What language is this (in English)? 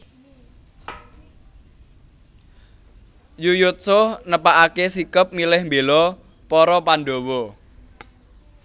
Javanese